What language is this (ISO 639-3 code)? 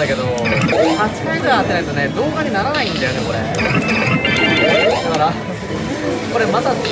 jpn